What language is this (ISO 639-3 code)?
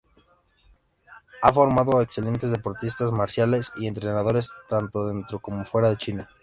spa